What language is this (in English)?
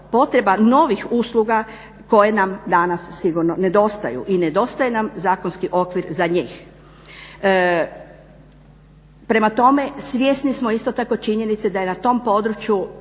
Croatian